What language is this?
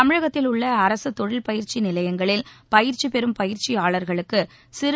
Tamil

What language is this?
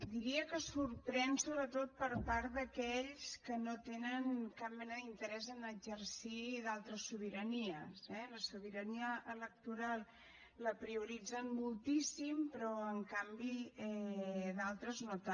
Catalan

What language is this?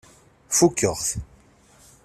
Kabyle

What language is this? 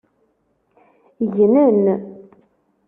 Kabyle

